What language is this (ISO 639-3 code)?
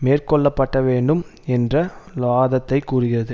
tam